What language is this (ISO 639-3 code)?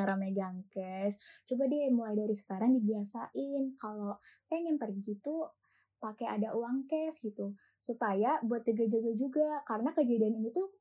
ind